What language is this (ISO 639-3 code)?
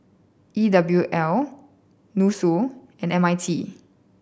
eng